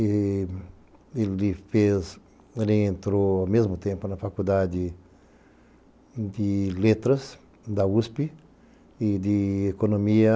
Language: Portuguese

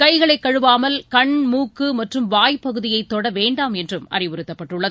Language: Tamil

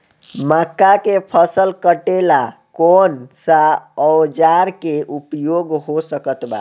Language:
Bhojpuri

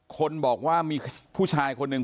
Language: Thai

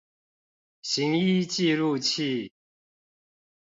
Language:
Chinese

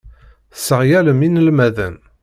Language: Kabyle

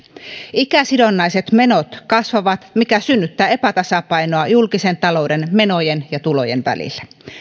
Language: Finnish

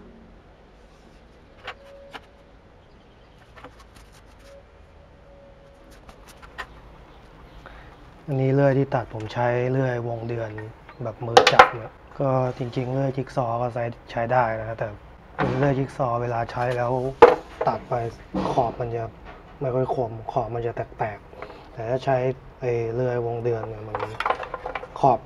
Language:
Thai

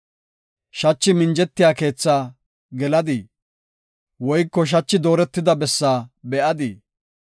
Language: Gofa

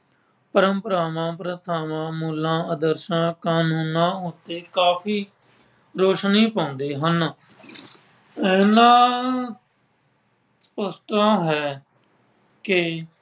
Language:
Punjabi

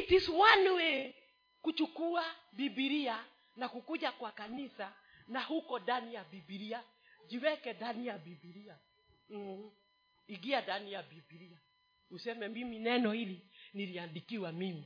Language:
Swahili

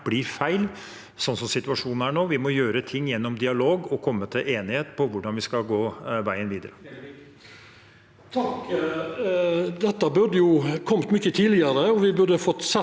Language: Norwegian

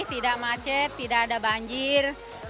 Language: Indonesian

